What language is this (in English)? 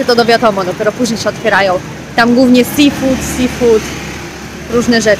Polish